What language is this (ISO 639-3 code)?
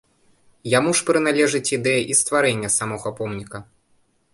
bel